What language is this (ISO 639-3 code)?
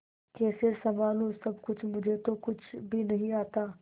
hin